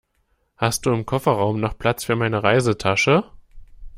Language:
German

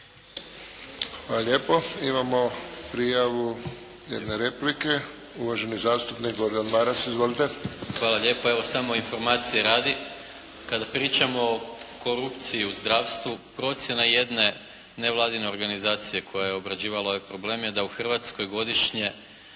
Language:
Croatian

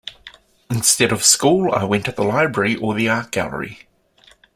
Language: English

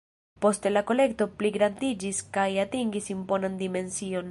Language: Esperanto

